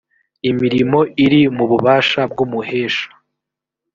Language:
Kinyarwanda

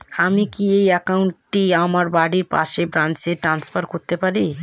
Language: Bangla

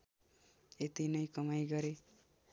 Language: Nepali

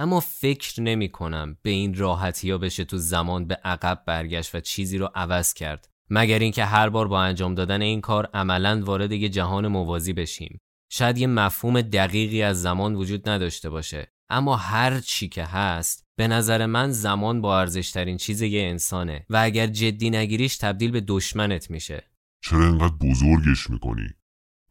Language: Persian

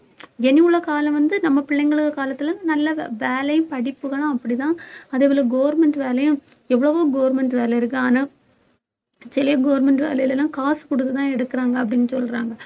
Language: Tamil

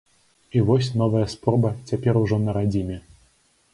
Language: Belarusian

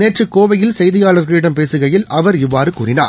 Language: Tamil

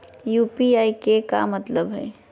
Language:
Magahi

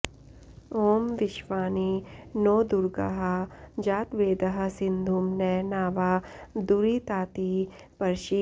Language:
Sanskrit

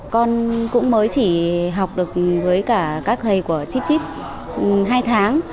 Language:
Vietnamese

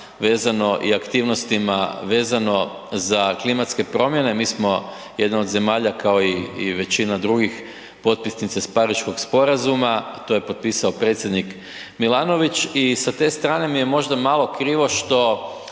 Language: Croatian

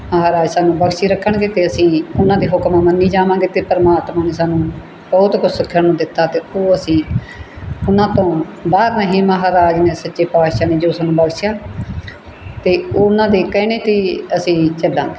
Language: Punjabi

